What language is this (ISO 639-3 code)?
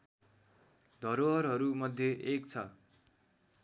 nep